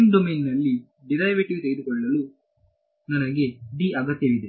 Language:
Kannada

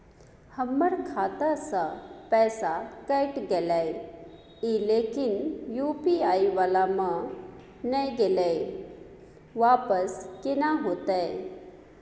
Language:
Maithili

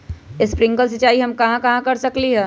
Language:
Magahi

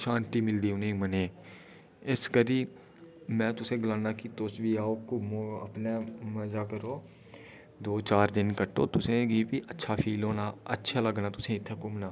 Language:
Dogri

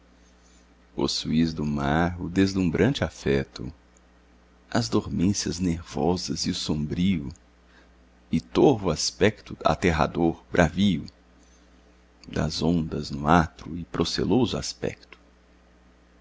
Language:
Portuguese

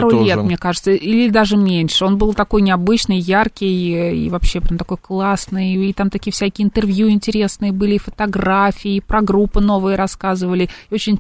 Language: Russian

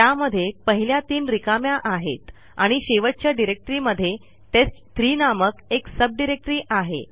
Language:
Marathi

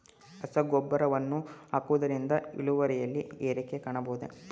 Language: Kannada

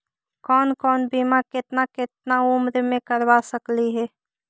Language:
Magahi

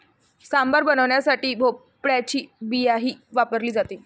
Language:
Marathi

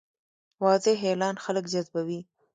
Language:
Pashto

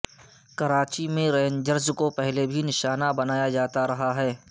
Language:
Urdu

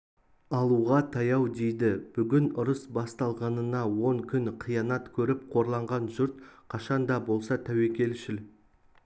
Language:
Kazakh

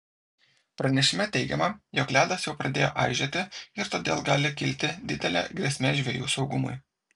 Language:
Lithuanian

